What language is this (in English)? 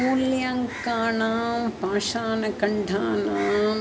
Sanskrit